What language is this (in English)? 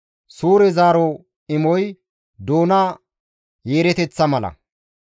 Gamo